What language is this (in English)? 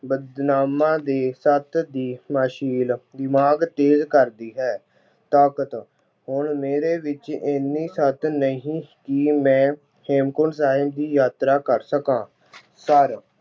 Punjabi